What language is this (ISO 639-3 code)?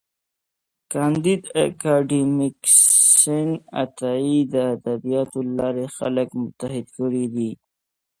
pus